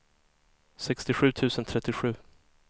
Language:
Swedish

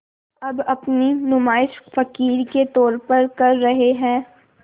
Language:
Hindi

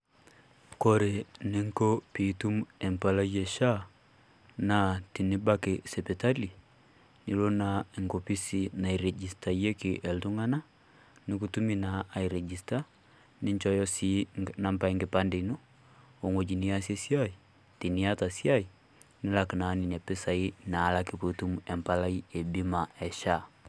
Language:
Masai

